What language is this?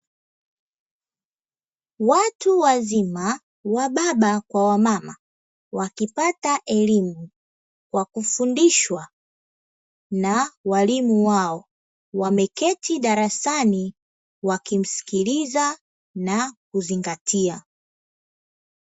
Swahili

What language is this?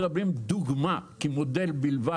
Hebrew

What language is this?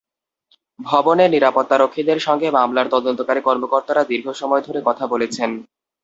Bangla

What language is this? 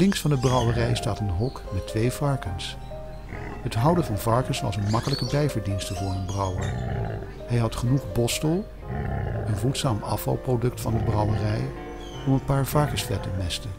Dutch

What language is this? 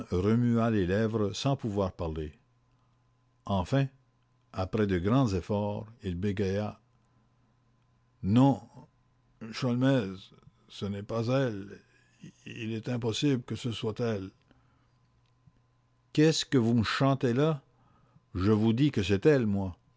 French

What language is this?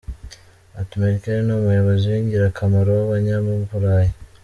Kinyarwanda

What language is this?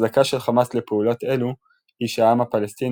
Hebrew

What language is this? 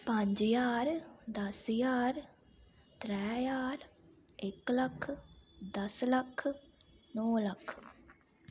Dogri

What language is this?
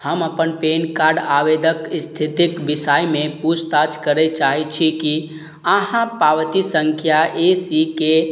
Maithili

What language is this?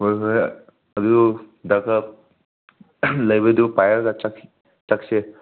Manipuri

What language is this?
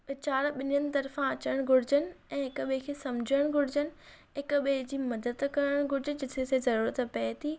Sindhi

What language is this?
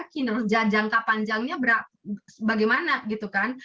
Indonesian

